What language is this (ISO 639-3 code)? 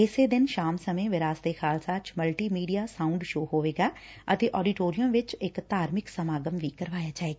pan